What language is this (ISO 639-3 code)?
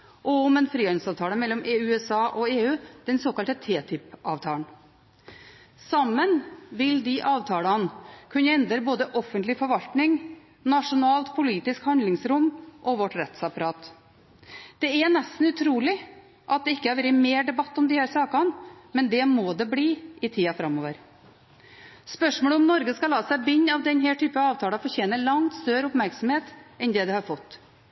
nob